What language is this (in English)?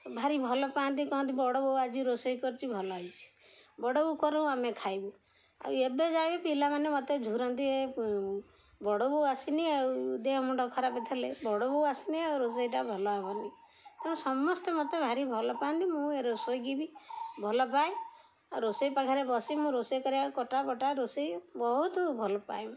Odia